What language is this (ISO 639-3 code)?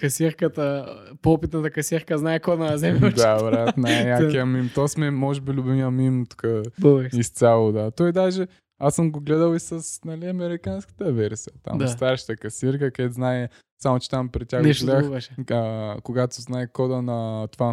bul